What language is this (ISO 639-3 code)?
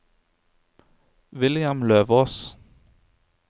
nor